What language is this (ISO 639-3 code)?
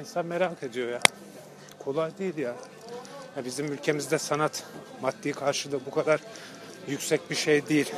tur